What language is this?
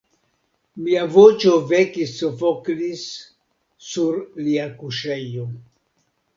Esperanto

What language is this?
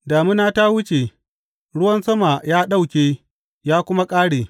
Hausa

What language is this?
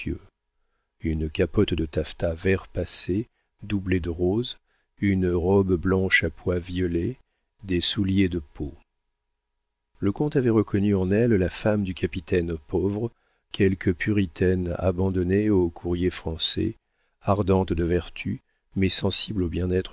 French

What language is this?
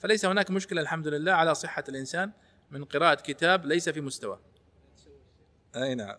Arabic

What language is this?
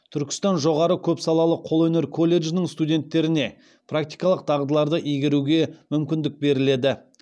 Kazakh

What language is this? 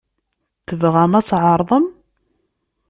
Kabyle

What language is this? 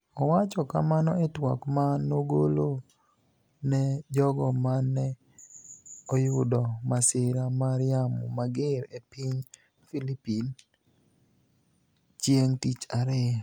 Luo (Kenya and Tanzania)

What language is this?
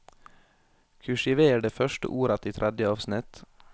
Norwegian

